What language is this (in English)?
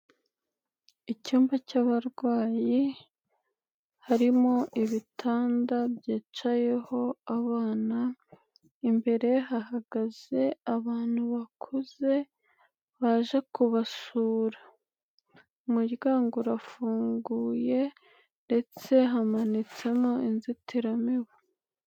Kinyarwanda